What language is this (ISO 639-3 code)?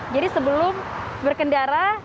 ind